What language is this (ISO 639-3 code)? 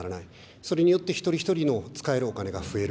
jpn